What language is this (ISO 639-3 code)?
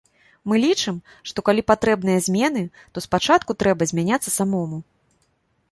bel